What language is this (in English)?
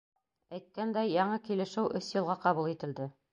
Bashkir